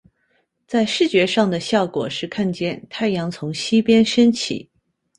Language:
Chinese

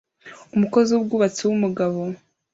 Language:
Kinyarwanda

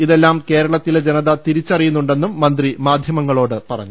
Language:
Malayalam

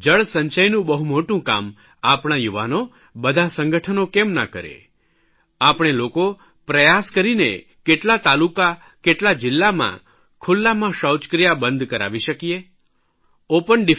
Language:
Gujarati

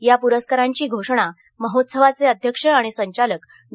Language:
Marathi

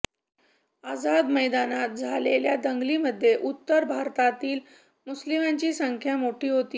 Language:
Marathi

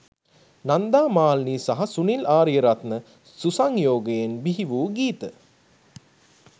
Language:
Sinhala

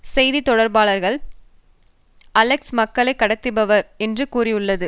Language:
Tamil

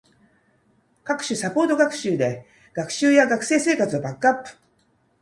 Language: Japanese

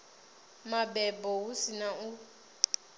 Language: Venda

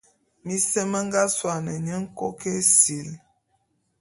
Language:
Bulu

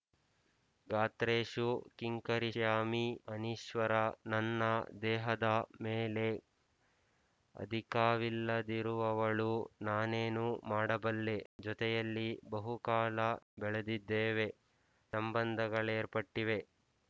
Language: Kannada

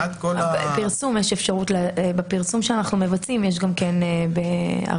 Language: Hebrew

